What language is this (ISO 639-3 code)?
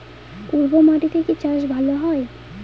ben